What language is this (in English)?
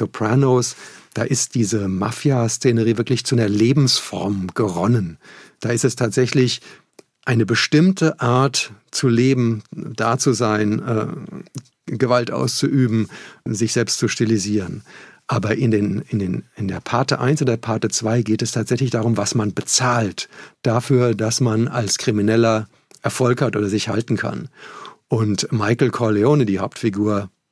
German